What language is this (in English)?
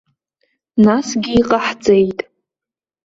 Abkhazian